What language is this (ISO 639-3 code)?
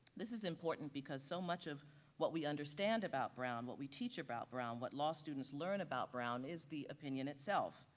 eng